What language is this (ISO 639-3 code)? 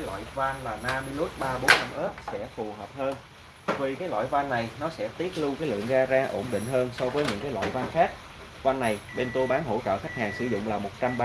vie